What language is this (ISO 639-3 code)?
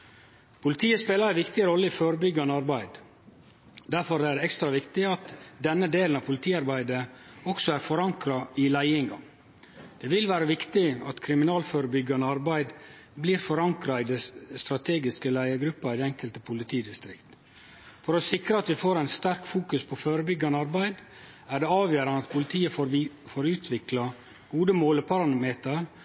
nno